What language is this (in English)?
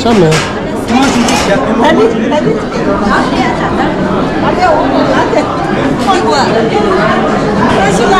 Arabic